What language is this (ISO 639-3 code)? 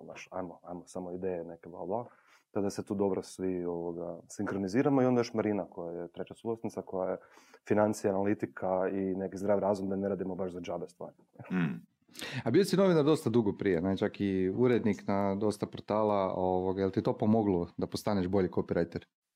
hrv